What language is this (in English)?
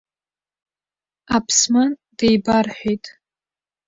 Abkhazian